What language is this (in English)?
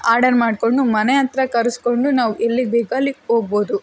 Kannada